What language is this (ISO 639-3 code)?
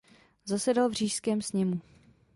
ces